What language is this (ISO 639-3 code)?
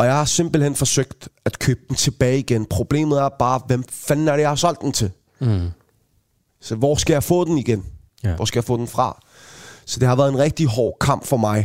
dan